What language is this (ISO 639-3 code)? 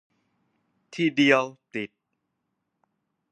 tha